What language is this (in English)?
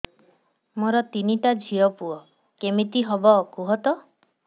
Odia